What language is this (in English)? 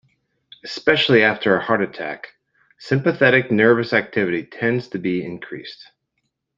English